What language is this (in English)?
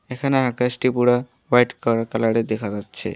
Bangla